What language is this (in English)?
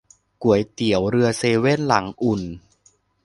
Thai